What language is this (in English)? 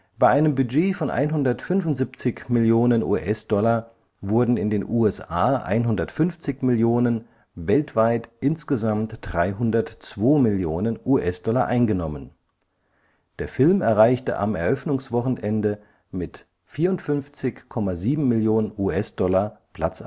German